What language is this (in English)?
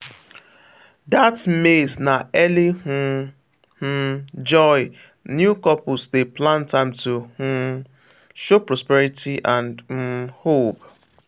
Nigerian Pidgin